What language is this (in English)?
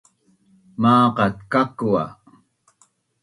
Bunun